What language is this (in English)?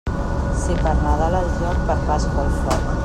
Catalan